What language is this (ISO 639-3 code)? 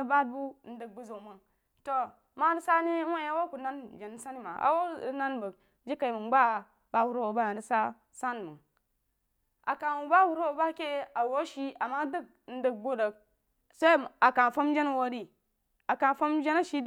juo